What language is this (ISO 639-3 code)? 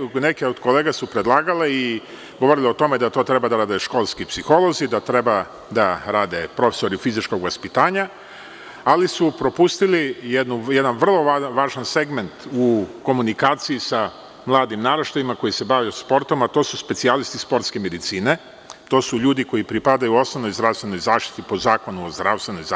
srp